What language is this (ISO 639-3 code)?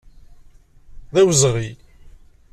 kab